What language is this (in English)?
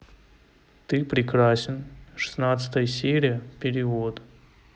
Russian